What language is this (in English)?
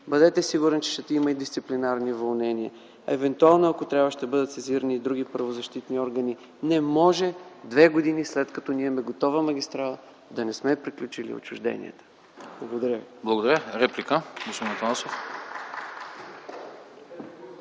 Bulgarian